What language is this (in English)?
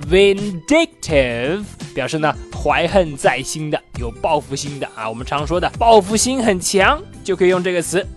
Chinese